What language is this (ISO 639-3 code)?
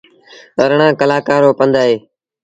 sbn